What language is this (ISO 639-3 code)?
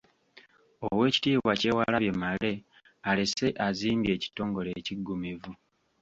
lug